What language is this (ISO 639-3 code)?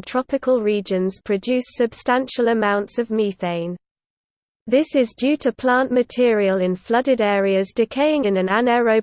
eng